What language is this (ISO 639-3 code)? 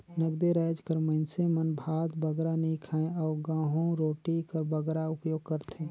hne